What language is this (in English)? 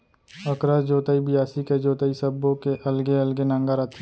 Chhattisgarhi